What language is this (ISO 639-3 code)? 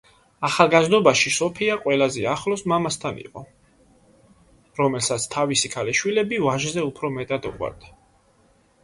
kat